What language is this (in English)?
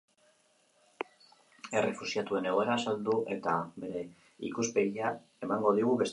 Basque